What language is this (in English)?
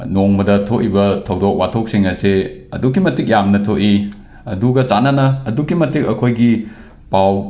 Manipuri